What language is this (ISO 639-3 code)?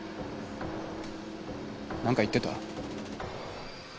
jpn